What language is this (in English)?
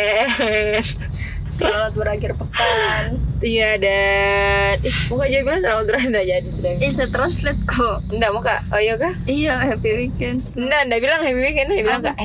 Indonesian